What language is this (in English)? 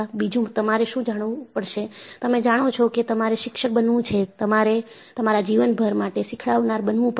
Gujarati